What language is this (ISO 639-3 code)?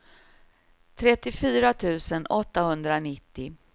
swe